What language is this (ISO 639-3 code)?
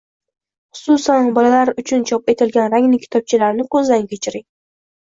uzb